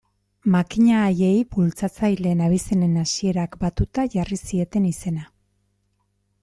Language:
Basque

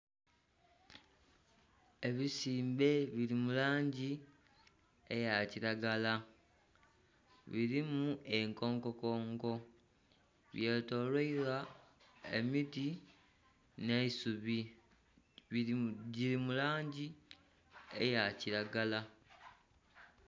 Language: Soga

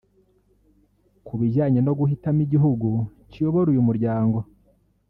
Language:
Kinyarwanda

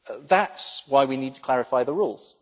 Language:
English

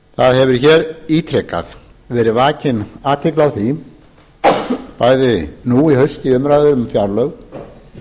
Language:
Icelandic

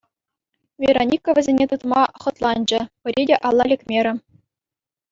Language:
Chuvash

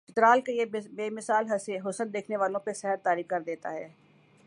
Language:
Urdu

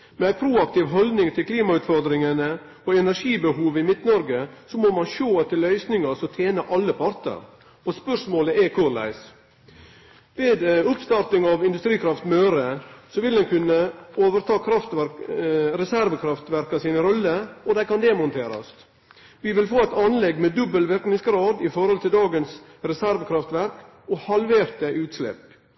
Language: Norwegian Nynorsk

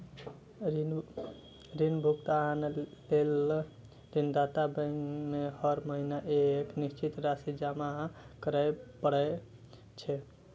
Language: Maithili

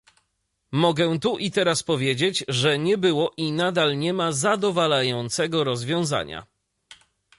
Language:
Polish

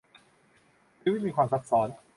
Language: Thai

